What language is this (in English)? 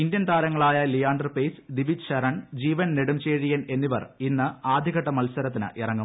Malayalam